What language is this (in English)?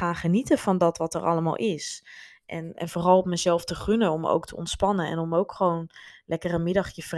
Dutch